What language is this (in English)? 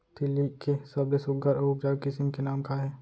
Chhattisgarhi